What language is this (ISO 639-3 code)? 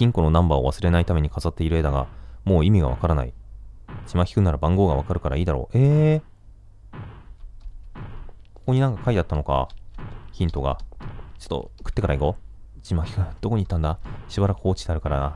jpn